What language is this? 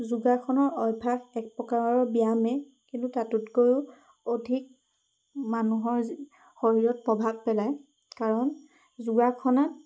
Assamese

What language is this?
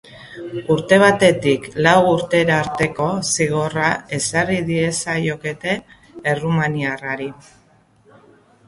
Basque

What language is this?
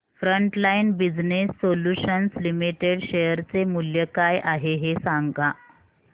Marathi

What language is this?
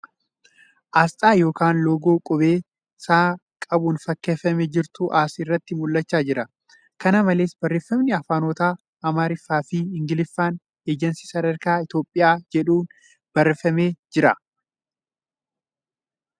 Oromo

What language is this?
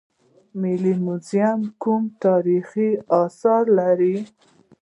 Pashto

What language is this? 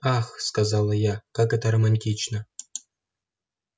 Russian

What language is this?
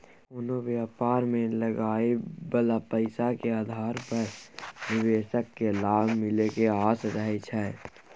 Maithili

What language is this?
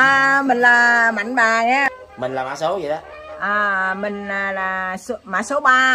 Vietnamese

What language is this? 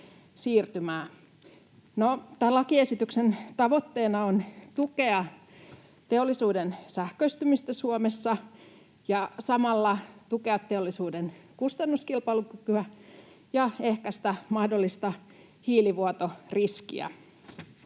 Finnish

